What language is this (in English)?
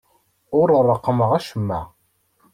Kabyle